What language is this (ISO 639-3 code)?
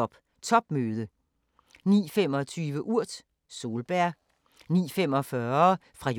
dan